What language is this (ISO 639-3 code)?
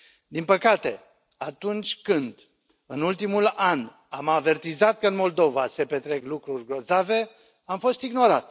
ron